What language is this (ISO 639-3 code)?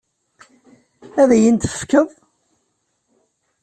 kab